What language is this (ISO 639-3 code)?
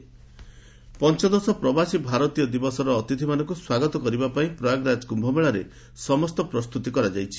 ori